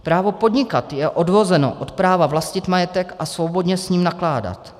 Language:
Czech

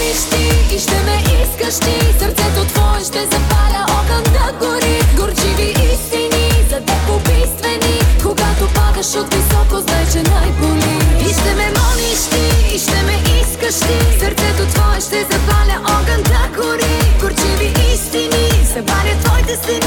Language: Bulgarian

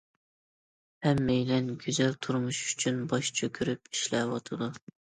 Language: Uyghur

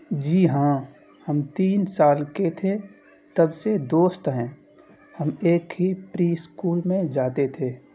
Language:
Urdu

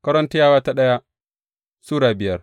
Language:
Hausa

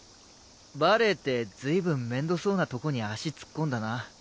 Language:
Japanese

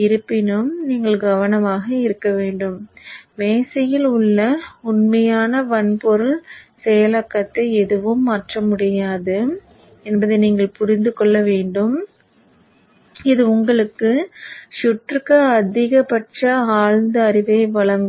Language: Tamil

